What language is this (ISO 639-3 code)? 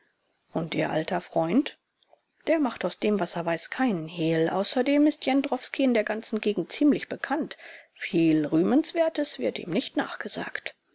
deu